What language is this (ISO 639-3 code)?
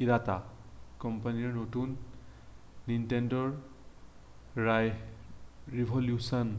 asm